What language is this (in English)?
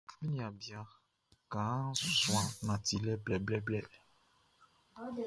Baoulé